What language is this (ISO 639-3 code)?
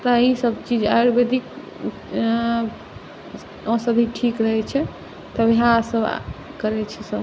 mai